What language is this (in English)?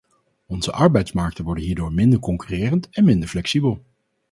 Dutch